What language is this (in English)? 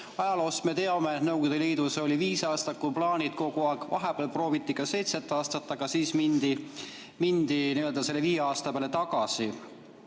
Estonian